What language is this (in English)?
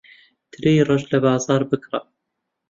Central Kurdish